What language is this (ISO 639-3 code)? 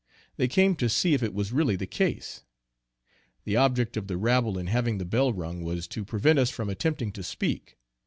eng